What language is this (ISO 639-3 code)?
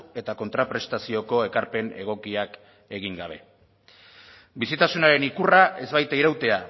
eus